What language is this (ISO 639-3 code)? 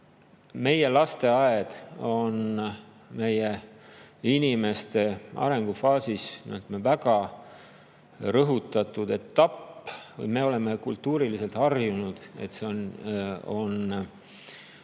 est